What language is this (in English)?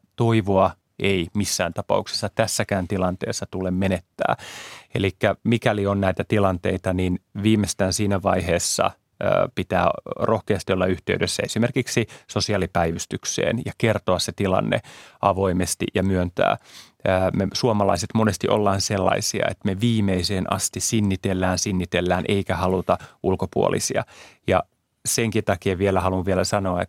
Finnish